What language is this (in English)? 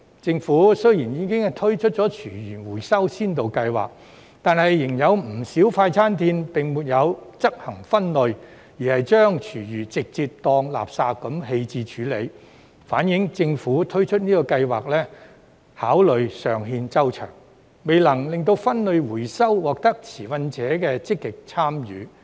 Cantonese